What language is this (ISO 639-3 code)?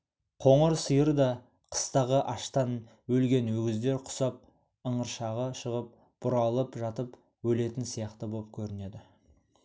kaz